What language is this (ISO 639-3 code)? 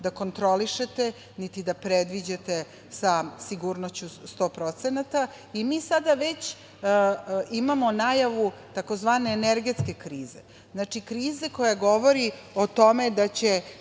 srp